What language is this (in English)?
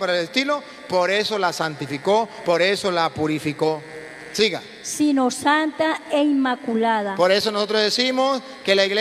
Spanish